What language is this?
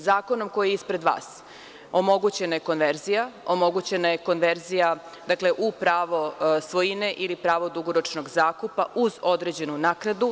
Serbian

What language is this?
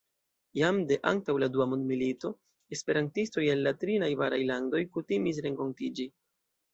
Esperanto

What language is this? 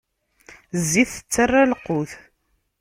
Kabyle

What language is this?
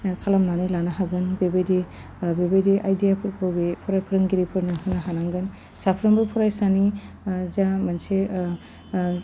Bodo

